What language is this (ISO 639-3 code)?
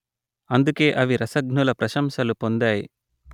tel